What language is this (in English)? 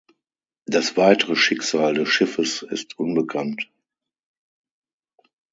German